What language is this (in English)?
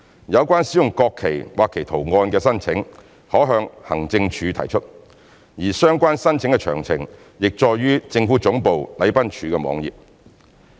Cantonese